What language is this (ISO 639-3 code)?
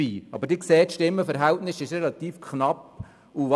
gsw